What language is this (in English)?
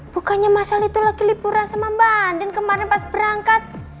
Indonesian